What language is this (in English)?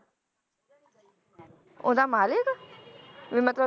Punjabi